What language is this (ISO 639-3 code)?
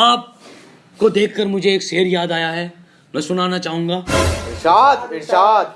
hin